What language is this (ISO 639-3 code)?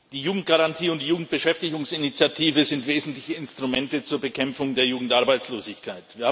deu